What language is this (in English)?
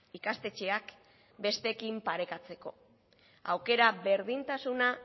Basque